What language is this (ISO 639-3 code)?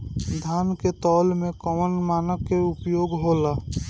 bho